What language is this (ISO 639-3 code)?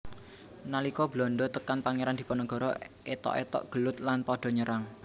jav